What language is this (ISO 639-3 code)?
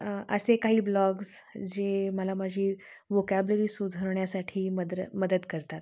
mar